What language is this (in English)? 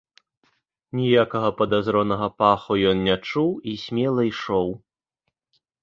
Belarusian